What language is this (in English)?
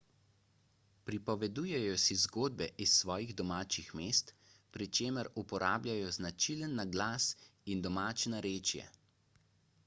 Slovenian